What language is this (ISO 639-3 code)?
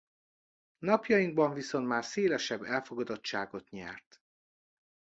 hun